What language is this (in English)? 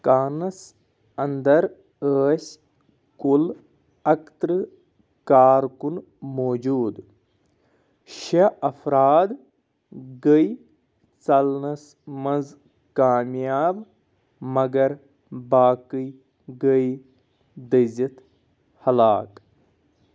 Kashmiri